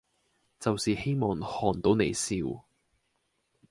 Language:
Cantonese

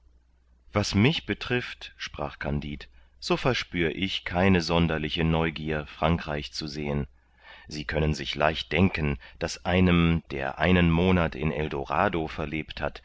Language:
German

